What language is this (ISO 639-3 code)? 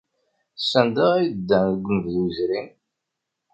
kab